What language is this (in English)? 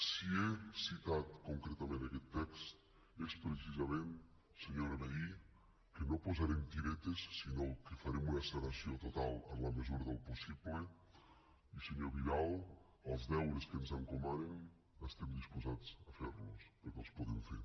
Catalan